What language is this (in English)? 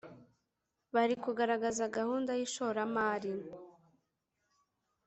Kinyarwanda